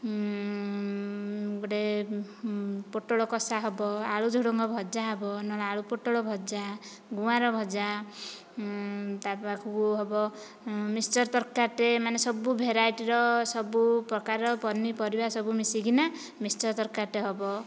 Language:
Odia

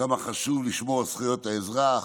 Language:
Hebrew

